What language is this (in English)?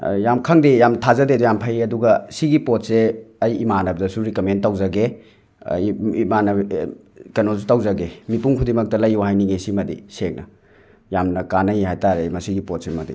Manipuri